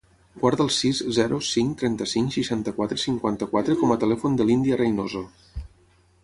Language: Catalan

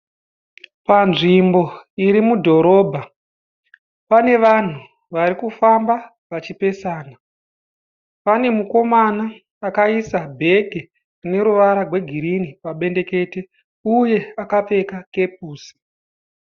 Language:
Shona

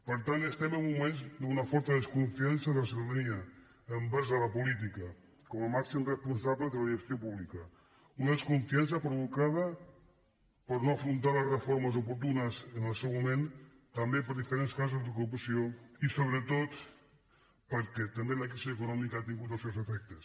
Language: Catalan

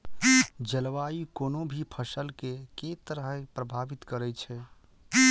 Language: Maithili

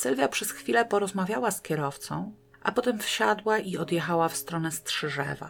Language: Polish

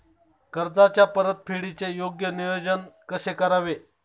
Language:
Marathi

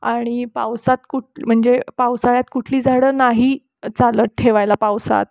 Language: Marathi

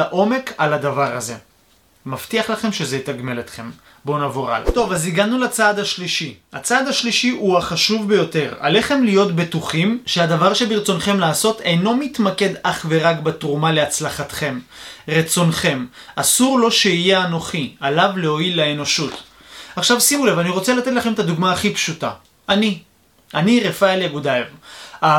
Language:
Hebrew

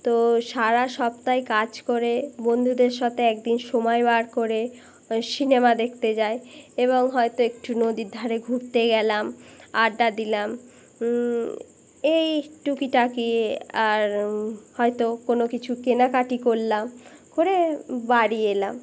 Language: Bangla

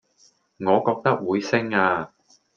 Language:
Cantonese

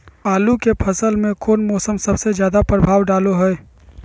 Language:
Magahi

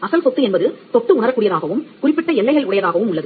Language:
Tamil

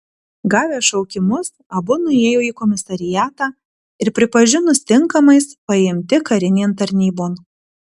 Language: Lithuanian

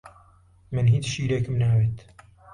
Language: Central Kurdish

